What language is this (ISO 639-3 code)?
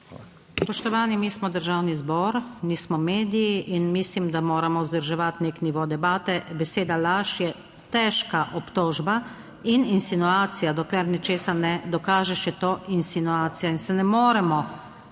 slv